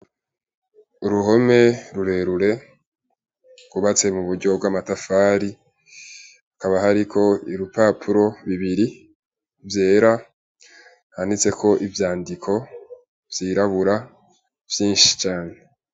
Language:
Rundi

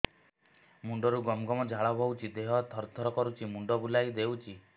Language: Odia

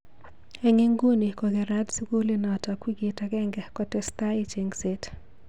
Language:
Kalenjin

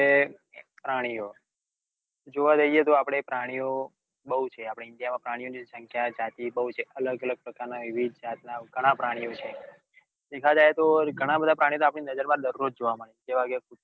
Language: Gujarati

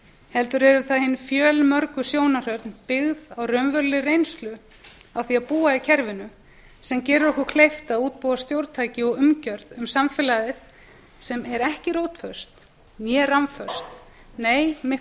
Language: Icelandic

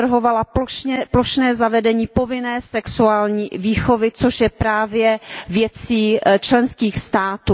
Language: Czech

